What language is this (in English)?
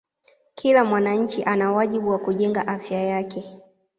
Swahili